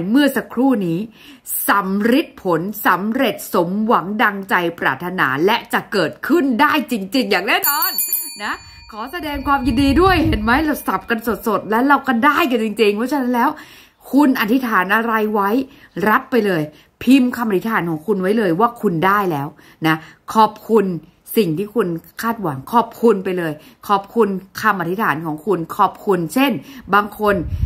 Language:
Thai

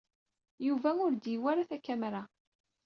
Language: Kabyle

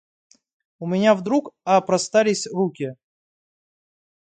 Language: Russian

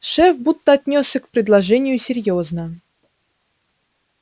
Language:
Russian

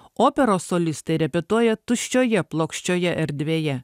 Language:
Lithuanian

